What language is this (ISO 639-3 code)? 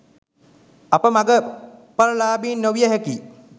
sin